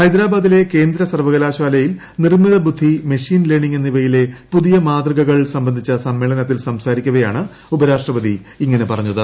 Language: Malayalam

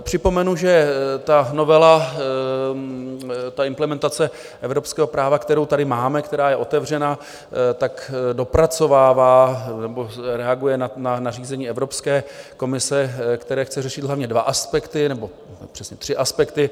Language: Czech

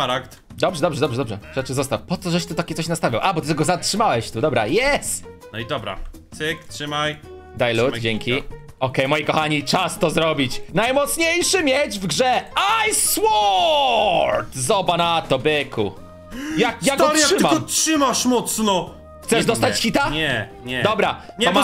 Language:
Polish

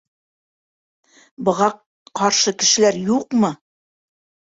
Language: Bashkir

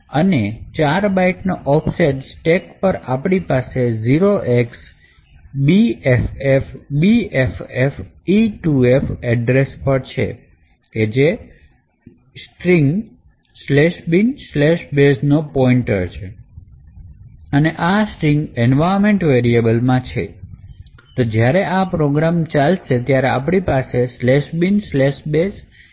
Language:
Gujarati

